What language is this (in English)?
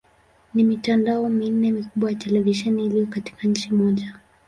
Swahili